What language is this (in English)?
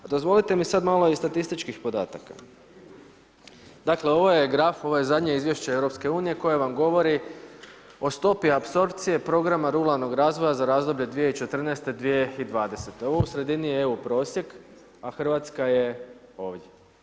Croatian